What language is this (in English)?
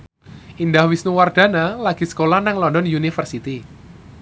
Javanese